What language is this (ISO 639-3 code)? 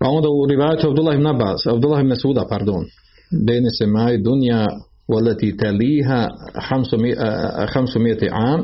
hrv